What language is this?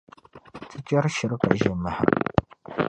Dagbani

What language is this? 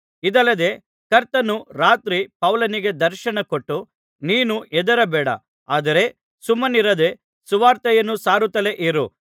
Kannada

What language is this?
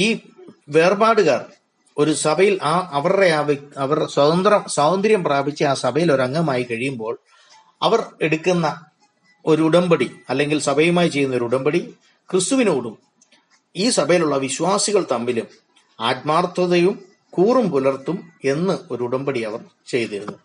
Malayalam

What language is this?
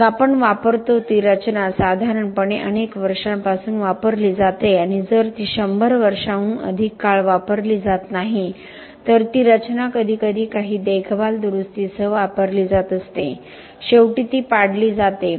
Marathi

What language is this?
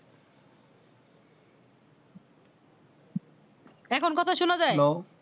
Bangla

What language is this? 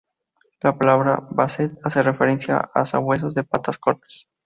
Spanish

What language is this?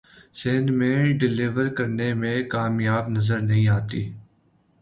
Urdu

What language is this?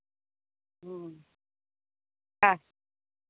Maithili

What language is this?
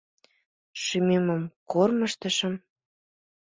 Mari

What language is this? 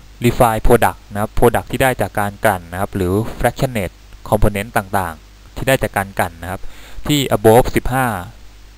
Thai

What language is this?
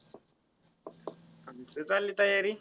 Marathi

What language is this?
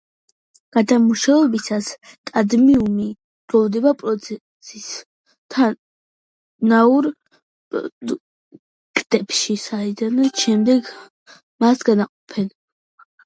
Georgian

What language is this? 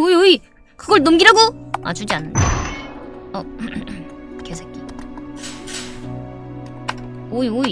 Korean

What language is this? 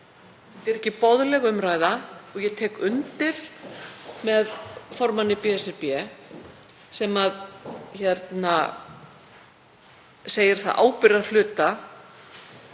Icelandic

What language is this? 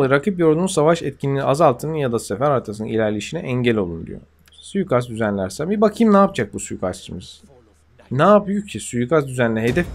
Turkish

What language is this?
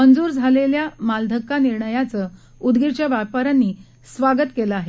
Marathi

